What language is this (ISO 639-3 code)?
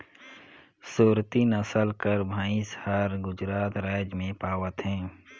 hne